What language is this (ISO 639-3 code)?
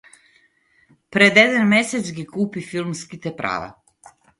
mkd